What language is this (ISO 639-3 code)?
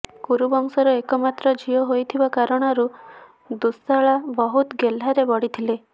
ori